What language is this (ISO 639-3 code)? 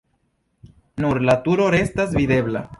epo